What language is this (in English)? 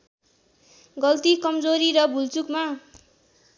Nepali